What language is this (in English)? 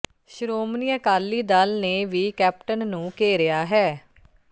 Punjabi